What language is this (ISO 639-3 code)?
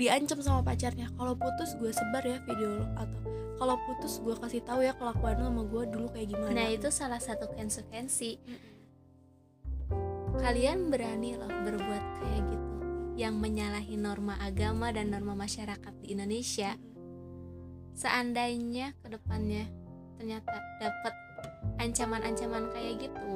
ind